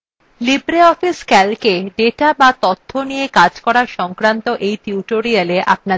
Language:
Bangla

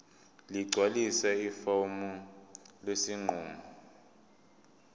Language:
Zulu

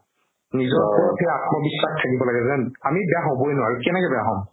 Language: Assamese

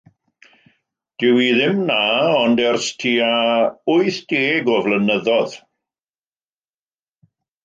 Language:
Welsh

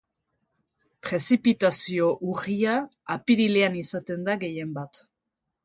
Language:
Basque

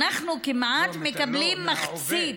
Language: Hebrew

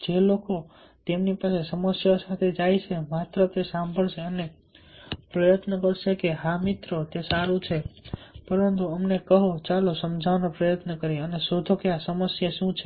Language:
Gujarati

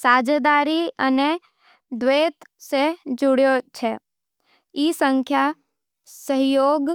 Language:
Nimadi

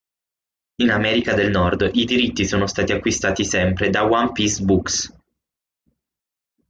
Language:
Italian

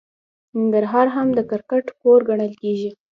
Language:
Pashto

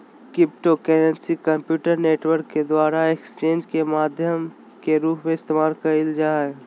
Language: Magahi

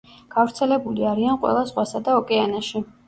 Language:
Georgian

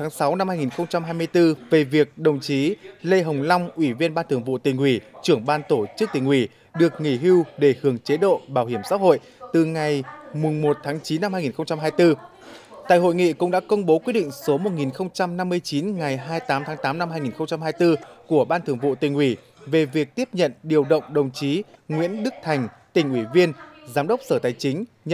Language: Vietnamese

